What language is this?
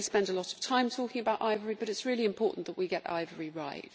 English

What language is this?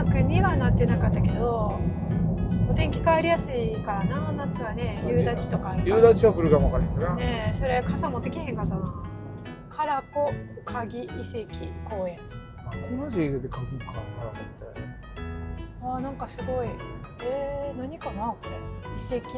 Japanese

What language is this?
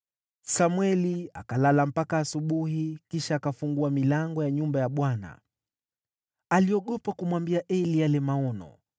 Swahili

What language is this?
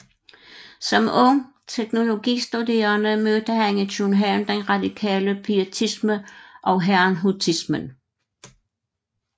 Danish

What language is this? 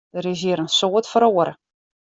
Western Frisian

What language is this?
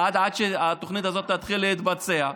Hebrew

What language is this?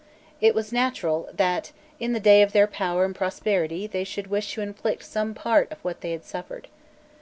English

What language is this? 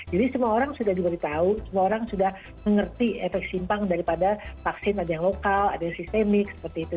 Indonesian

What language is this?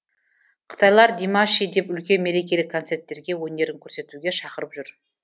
Kazakh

